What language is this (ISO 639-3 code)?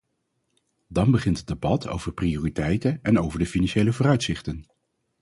nld